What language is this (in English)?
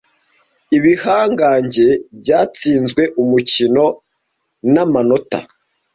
Kinyarwanda